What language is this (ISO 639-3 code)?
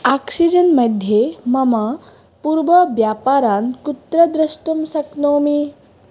san